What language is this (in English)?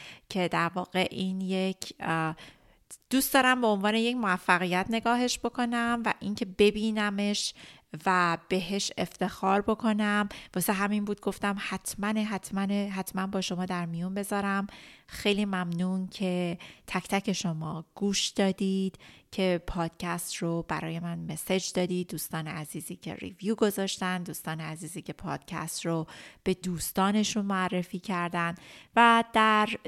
Persian